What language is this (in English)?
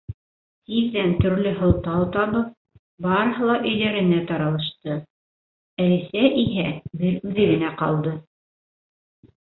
Bashkir